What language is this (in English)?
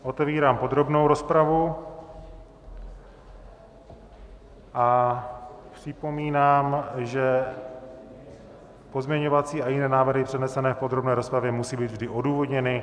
Czech